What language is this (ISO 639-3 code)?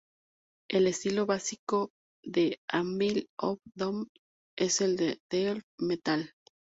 spa